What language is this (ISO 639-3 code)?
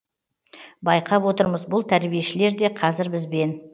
kaz